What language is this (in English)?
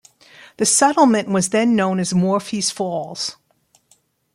English